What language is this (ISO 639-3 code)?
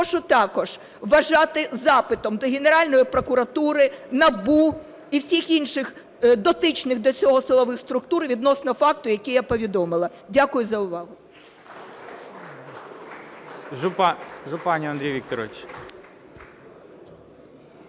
ukr